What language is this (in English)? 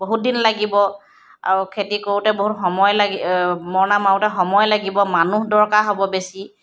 Assamese